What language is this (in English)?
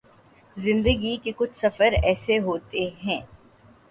Urdu